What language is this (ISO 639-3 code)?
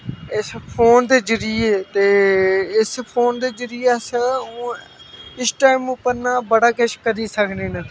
doi